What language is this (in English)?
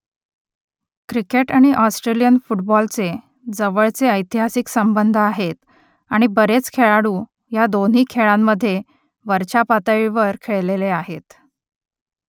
Marathi